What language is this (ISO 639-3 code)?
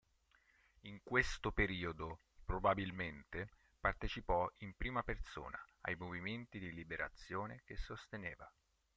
ita